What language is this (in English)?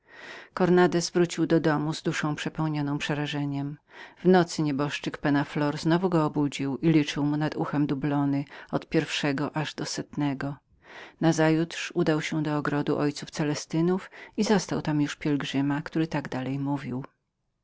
Polish